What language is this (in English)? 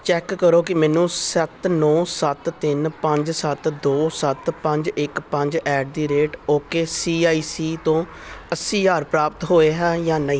Punjabi